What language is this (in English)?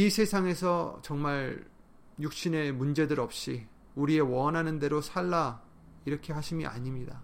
Korean